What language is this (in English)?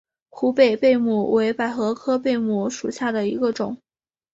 Chinese